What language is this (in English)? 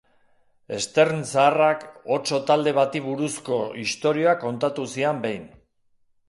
Basque